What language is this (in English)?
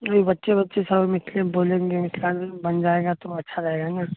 Maithili